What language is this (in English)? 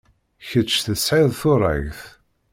Kabyle